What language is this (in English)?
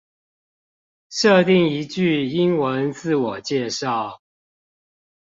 Chinese